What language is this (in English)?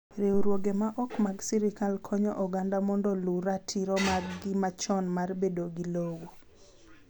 Luo (Kenya and Tanzania)